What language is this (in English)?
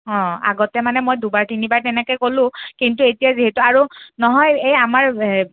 Assamese